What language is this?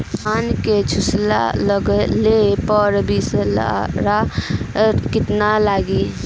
Bhojpuri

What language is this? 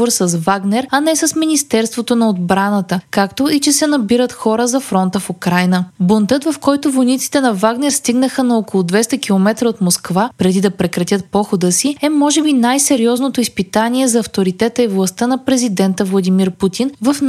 Bulgarian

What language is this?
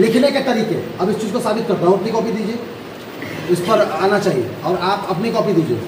Hindi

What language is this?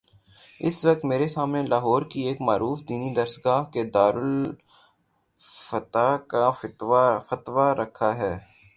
Urdu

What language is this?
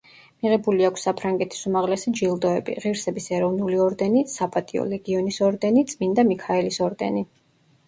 Georgian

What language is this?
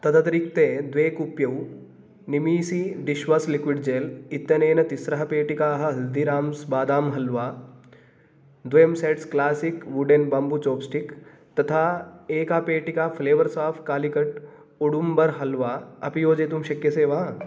Sanskrit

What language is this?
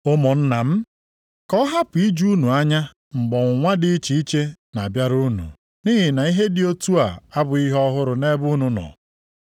Igbo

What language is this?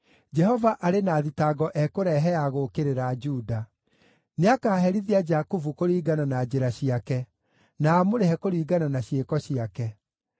Kikuyu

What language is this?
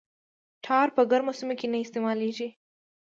Pashto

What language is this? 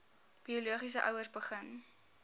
Afrikaans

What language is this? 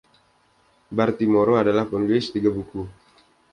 Indonesian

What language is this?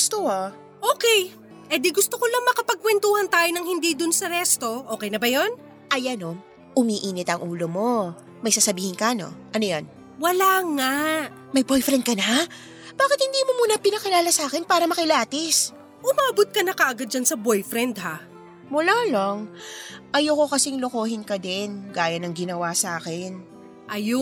Filipino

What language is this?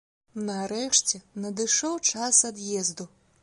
Belarusian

